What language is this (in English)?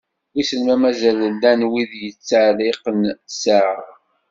Kabyle